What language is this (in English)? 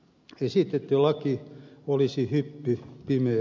Finnish